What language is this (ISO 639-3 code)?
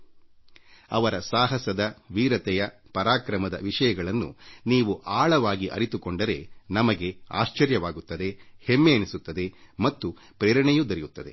kan